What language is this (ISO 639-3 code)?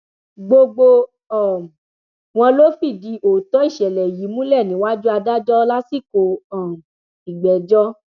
yor